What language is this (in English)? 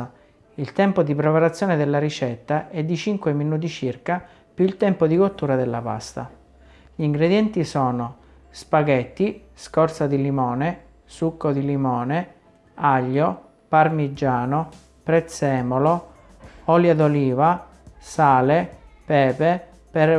Italian